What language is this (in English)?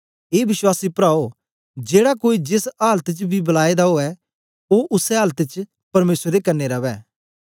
Dogri